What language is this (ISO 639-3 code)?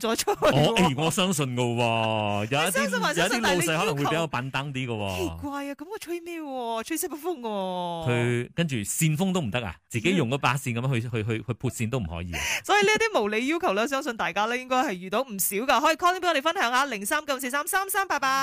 zho